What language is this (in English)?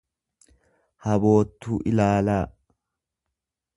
Oromo